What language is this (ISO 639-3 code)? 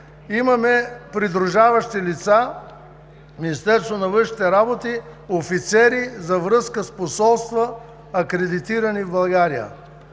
bul